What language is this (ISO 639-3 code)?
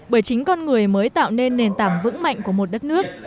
vie